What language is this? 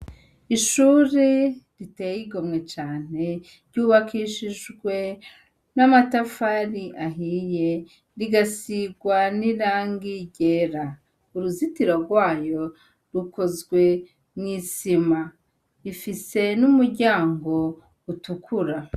Rundi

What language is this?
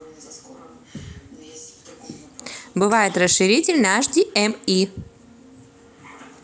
Russian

